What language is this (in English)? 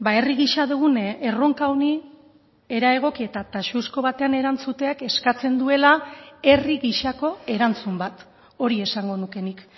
Basque